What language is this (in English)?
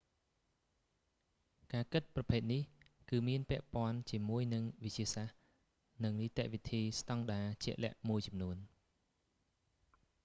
Khmer